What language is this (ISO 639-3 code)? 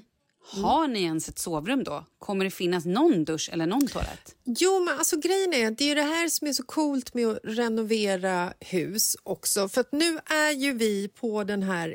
swe